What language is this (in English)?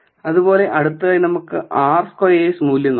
Malayalam